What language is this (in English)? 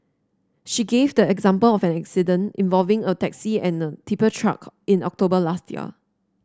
English